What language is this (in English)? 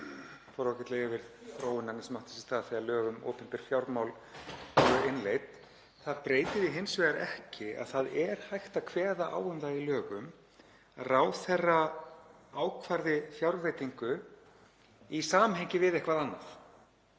Icelandic